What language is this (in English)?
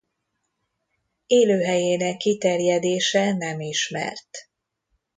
Hungarian